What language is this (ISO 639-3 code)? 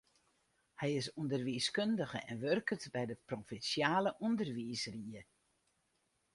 fry